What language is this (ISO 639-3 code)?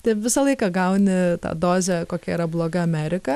lit